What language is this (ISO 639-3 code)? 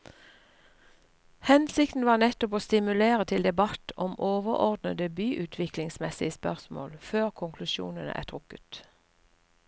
nor